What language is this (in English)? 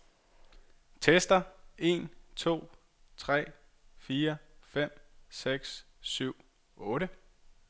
Danish